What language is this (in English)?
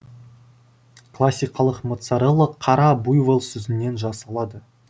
Kazakh